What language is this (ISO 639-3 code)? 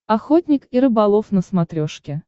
rus